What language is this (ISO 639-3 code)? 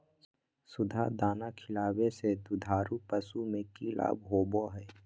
mag